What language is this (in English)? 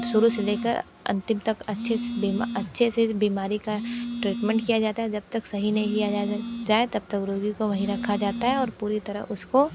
Hindi